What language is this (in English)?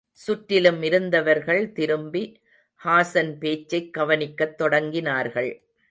Tamil